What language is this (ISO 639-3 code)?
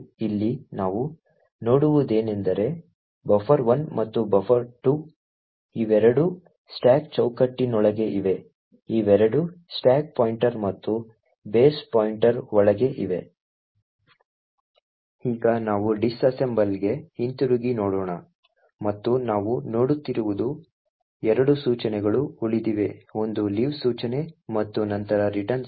kan